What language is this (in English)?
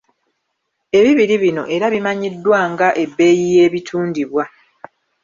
Ganda